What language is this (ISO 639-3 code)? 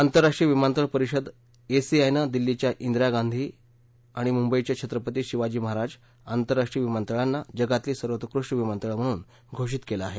mar